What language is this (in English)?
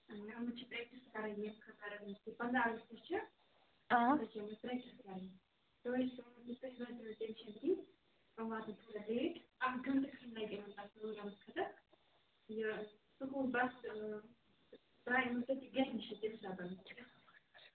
Kashmiri